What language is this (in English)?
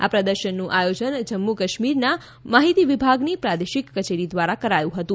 Gujarati